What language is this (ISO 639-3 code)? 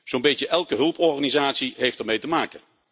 nld